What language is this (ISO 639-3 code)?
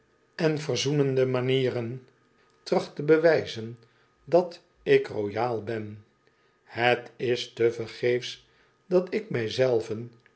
nld